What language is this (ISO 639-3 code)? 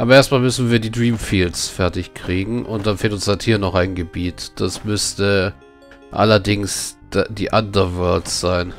deu